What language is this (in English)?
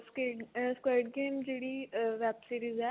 Punjabi